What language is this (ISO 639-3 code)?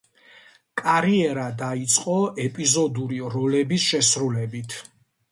kat